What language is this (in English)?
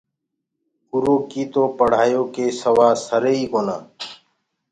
Gurgula